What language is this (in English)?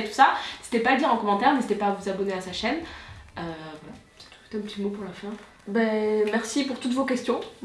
French